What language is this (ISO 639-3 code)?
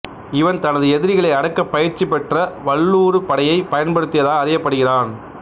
tam